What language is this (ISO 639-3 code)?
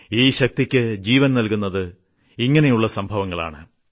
mal